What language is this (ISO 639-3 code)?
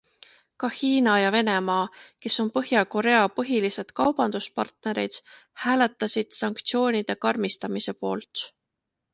est